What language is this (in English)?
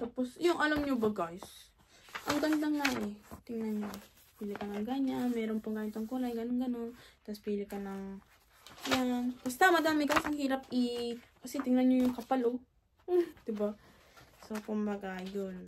Filipino